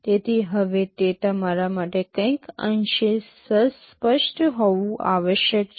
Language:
Gujarati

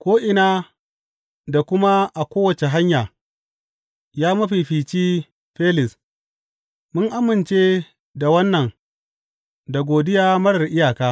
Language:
Hausa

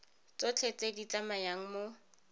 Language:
Tswana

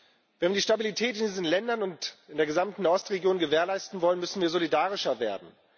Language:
German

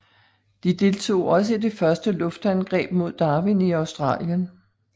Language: Danish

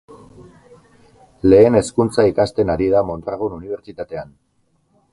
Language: Basque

